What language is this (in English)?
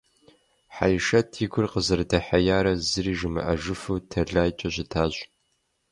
Kabardian